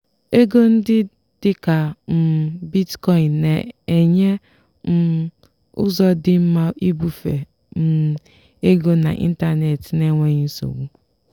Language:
Igbo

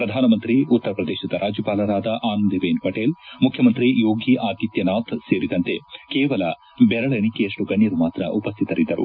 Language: Kannada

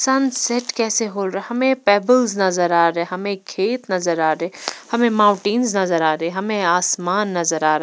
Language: Hindi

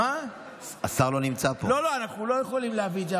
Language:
Hebrew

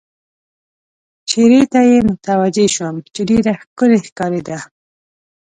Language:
Pashto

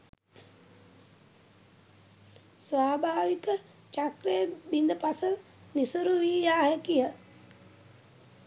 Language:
Sinhala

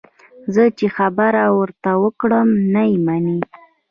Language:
Pashto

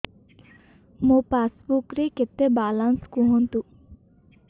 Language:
Odia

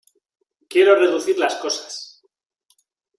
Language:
Spanish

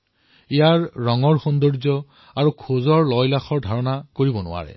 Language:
Assamese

